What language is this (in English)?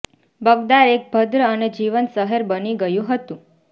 Gujarati